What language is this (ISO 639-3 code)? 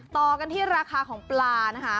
tha